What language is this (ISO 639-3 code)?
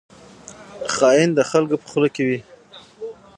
pus